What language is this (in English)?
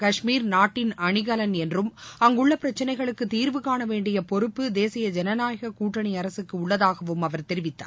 Tamil